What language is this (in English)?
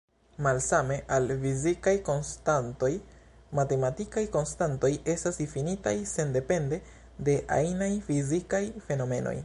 Esperanto